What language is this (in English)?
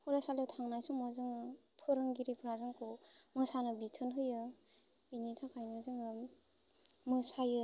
Bodo